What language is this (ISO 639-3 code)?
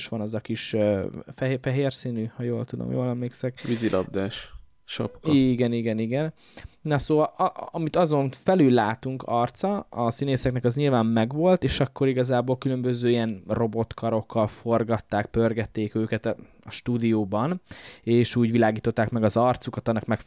hun